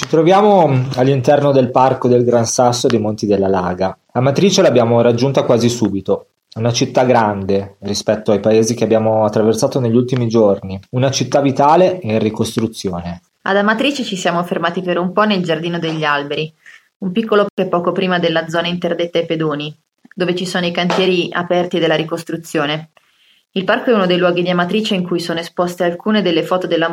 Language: Italian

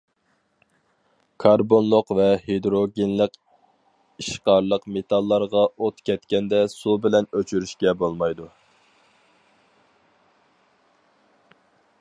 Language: Uyghur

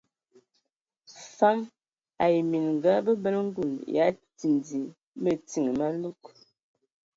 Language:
Ewondo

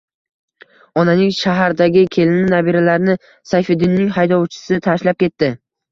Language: Uzbek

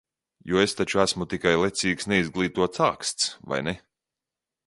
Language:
Latvian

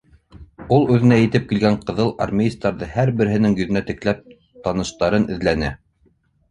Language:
Bashkir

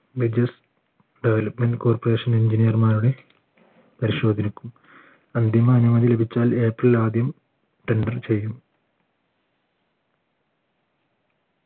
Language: Malayalam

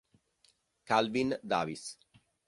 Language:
Italian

